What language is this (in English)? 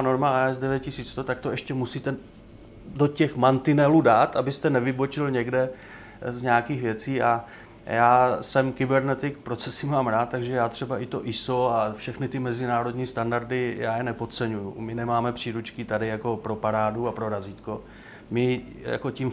Czech